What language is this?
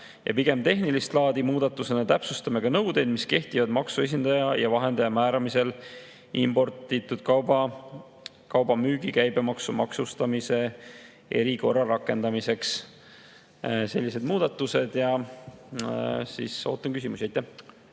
Estonian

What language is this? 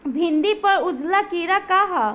Bhojpuri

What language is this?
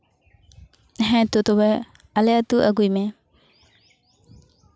Santali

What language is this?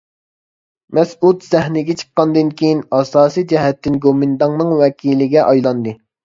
Uyghur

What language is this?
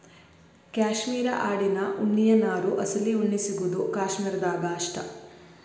Kannada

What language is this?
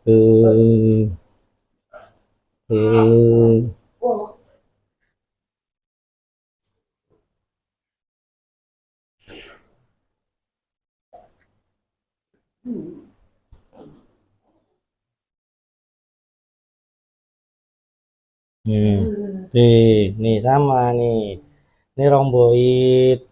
Indonesian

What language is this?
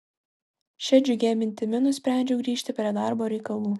Lithuanian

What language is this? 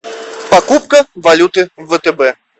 Russian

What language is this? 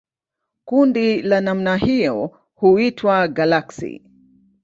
Swahili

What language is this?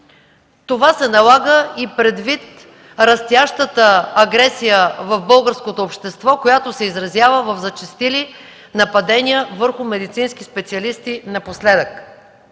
Bulgarian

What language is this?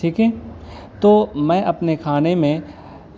Urdu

